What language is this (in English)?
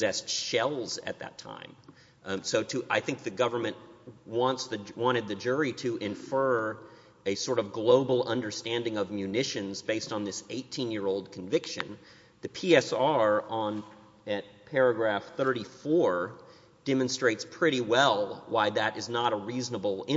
English